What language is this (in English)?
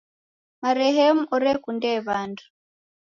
Taita